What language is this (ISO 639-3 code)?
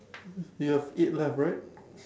eng